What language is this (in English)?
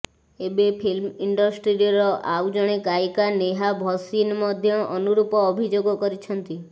Odia